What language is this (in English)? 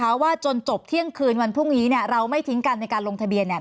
Thai